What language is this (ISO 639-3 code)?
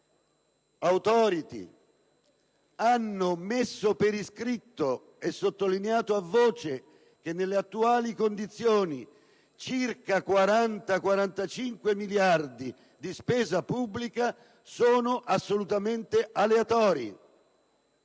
ita